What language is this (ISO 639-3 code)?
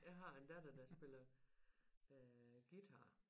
dan